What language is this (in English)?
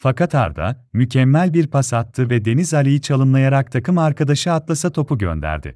Turkish